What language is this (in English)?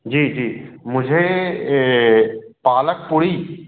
Hindi